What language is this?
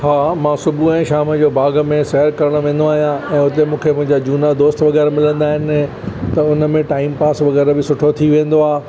Sindhi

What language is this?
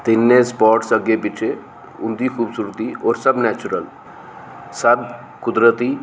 Dogri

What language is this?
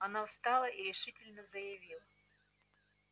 Russian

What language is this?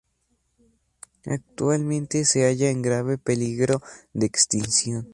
Spanish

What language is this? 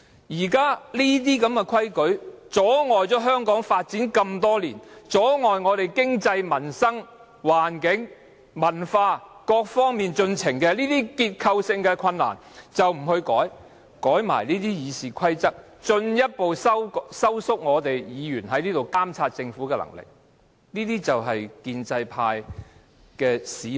Cantonese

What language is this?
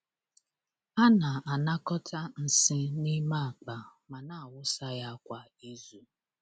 Igbo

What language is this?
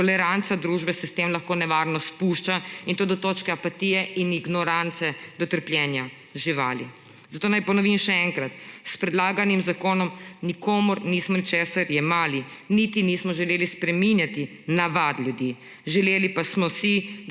Slovenian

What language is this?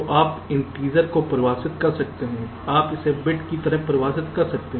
Hindi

